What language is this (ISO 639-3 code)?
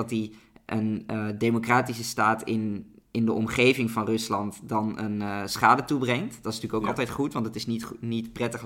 nld